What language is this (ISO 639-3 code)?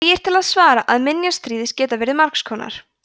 isl